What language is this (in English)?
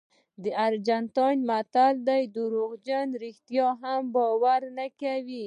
Pashto